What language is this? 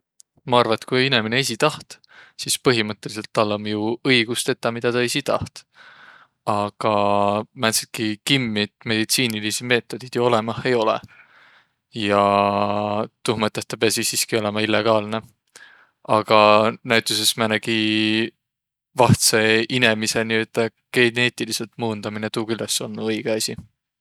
Võro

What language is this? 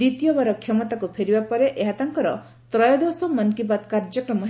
Odia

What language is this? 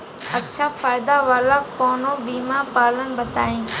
Bhojpuri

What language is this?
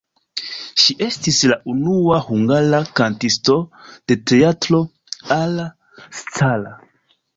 Esperanto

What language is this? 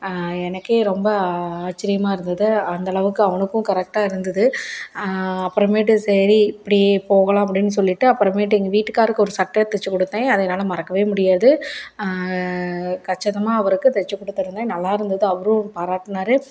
Tamil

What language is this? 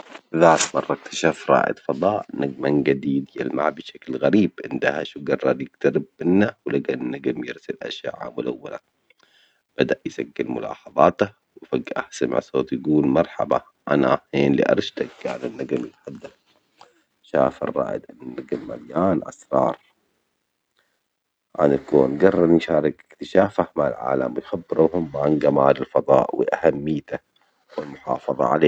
Omani Arabic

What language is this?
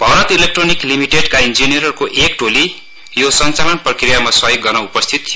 Nepali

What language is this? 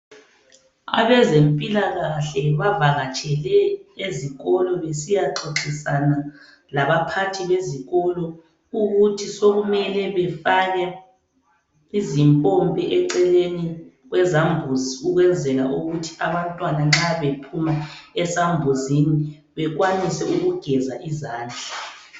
North Ndebele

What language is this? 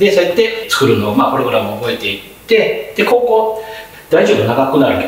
Japanese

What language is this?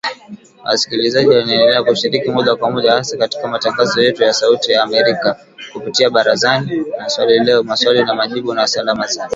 Swahili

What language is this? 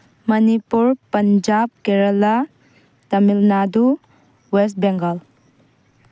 Manipuri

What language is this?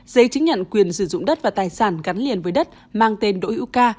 Vietnamese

